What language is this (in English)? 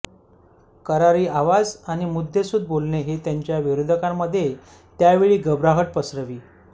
Marathi